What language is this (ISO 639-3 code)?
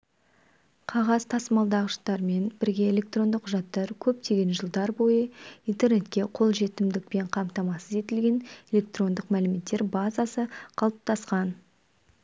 kaz